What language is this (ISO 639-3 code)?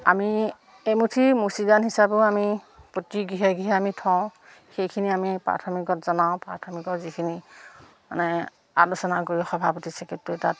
asm